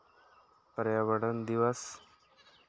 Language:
Santali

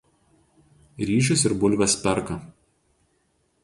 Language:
Lithuanian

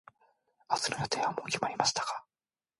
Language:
Japanese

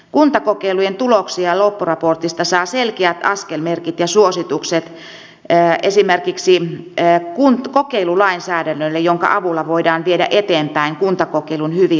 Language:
Finnish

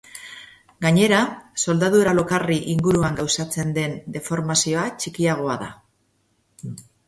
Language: Basque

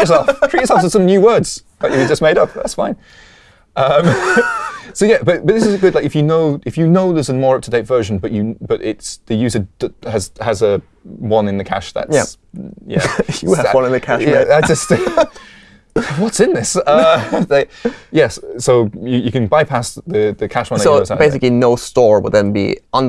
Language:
English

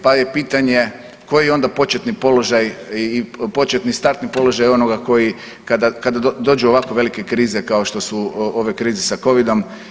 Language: Croatian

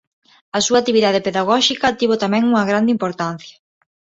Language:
Galician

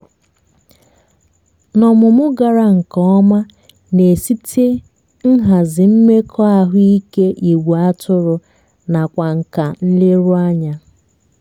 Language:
Igbo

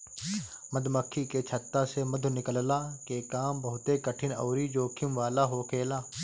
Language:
Bhojpuri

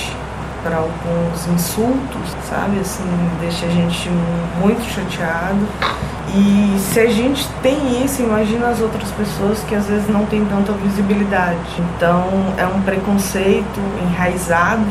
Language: Portuguese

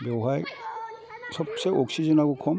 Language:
Bodo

